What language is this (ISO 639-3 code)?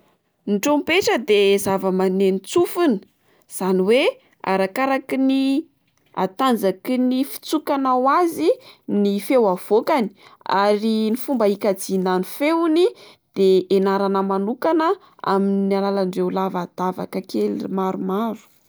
mlg